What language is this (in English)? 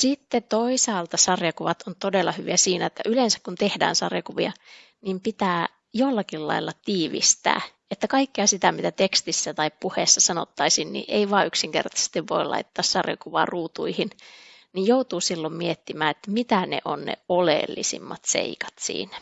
Finnish